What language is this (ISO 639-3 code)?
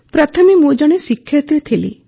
ori